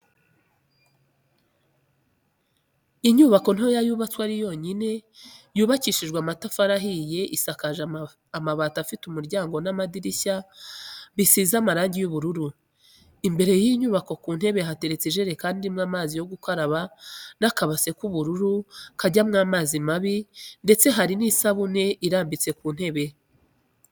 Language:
Kinyarwanda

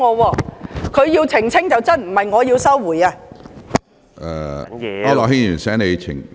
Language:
Cantonese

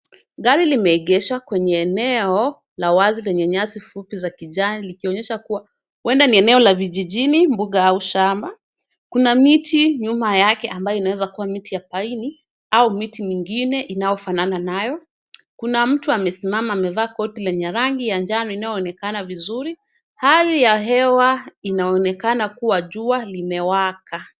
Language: Swahili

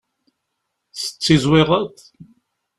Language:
Kabyle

